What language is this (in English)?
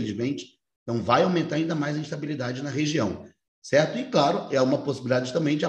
Portuguese